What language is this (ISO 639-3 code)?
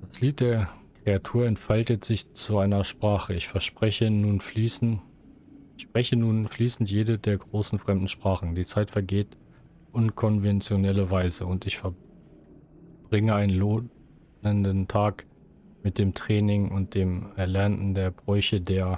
deu